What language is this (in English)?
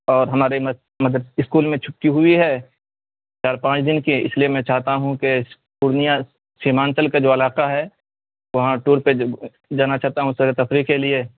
Urdu